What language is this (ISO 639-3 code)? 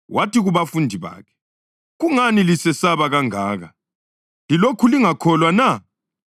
nde